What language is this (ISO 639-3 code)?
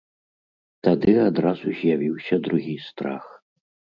bel